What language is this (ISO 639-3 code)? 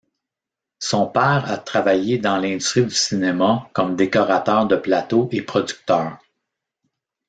fra